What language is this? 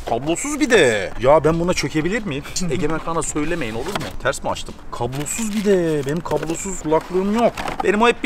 Turkish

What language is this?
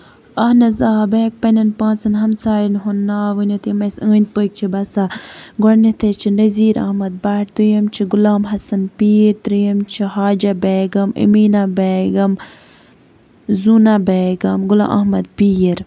Kashmiri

